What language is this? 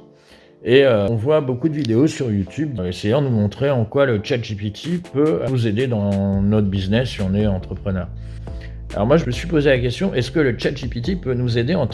French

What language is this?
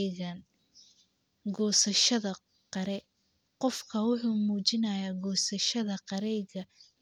Somali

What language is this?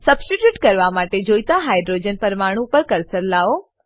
Gujarati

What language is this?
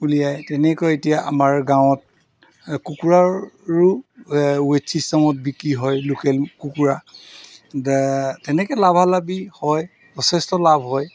Assamese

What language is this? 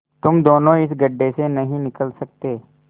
Hindi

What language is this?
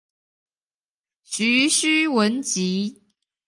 Chinese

